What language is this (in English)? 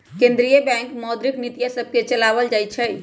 Magahi